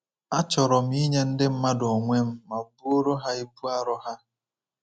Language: Igbo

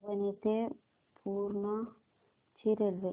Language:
Marathi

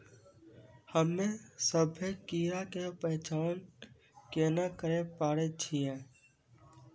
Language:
Maithili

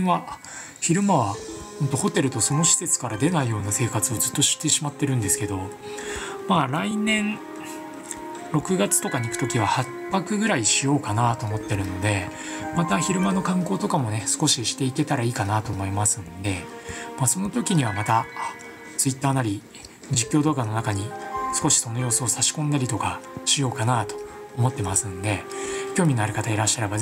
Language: Japanese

